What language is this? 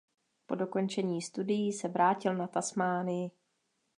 Czech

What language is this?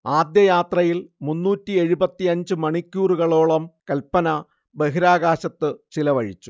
Malayalam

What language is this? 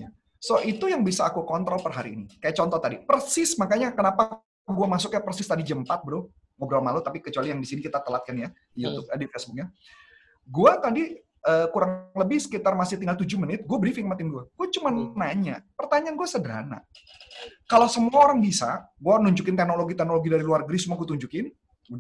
Indonesian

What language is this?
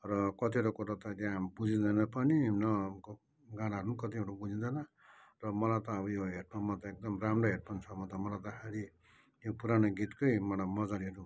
Nepali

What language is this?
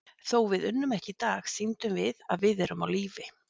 Icelandic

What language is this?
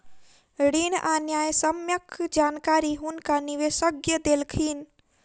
Maithili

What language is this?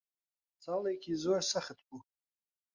Central Kurdish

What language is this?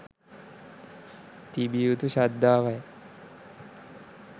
Sinhala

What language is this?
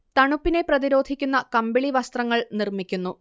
Malayalam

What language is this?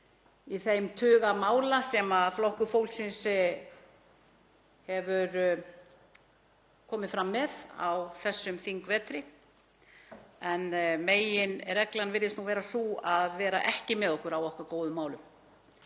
Icelandic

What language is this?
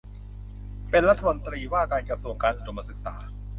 Thai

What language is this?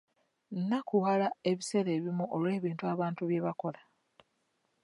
Ganda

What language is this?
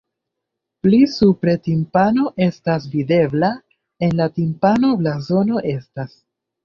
Esperanto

